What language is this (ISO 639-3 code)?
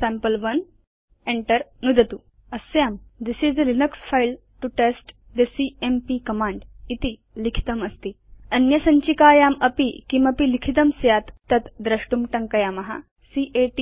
san